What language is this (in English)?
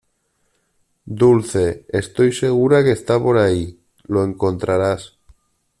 Spanish